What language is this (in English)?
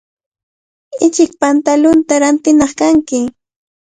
Cajatambo North Lima Quechua